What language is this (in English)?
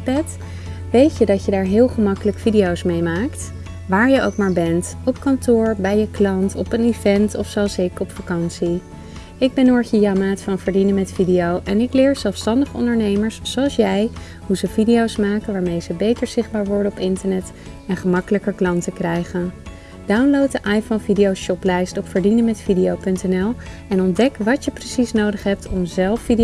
Dutch